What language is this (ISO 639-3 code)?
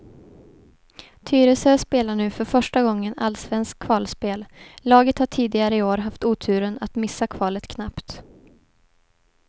swe